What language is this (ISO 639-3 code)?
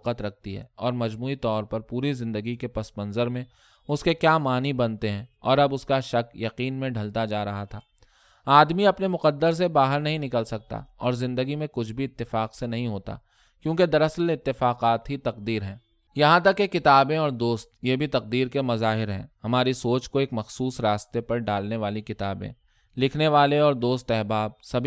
urd